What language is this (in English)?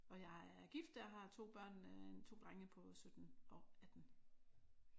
Danish